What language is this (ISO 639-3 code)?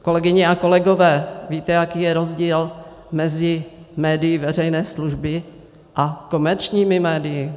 ces